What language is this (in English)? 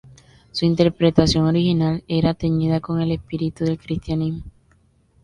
Spanish